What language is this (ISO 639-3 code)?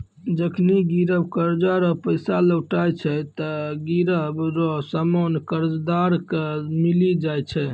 mai